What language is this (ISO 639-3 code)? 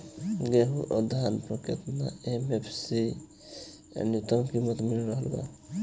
bho